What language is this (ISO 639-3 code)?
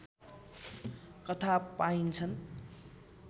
nep